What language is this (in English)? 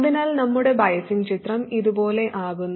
Malayalam